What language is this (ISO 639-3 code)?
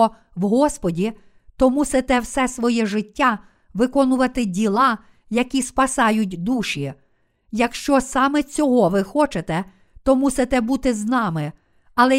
ukr